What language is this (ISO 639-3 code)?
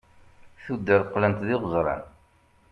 kab